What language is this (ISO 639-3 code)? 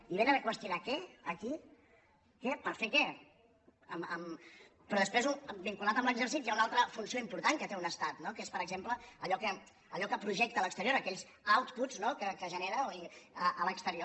cat